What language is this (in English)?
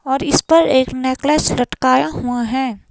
Hindi